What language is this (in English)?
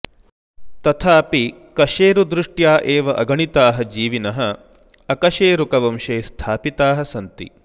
Sanskrit